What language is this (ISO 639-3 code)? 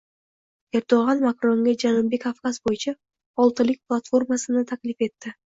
uzb